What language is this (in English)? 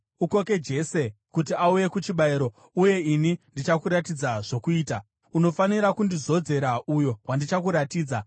Shona